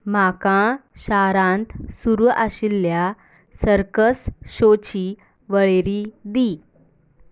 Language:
Konkani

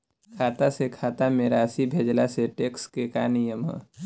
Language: Bhojpuri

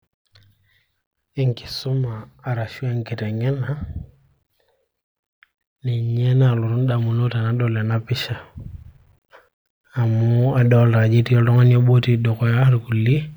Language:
Masai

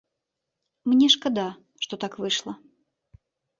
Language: Belarusian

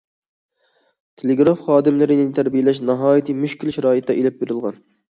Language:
Uyghur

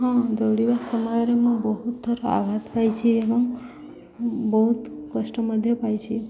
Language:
Odia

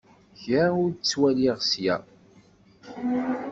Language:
Kabyle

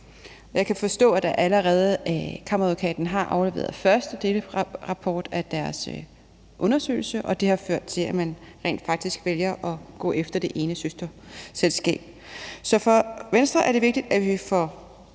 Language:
Danish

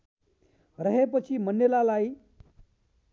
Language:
Nepali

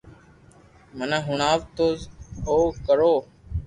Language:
Loarki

